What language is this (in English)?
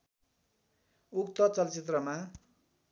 Nepali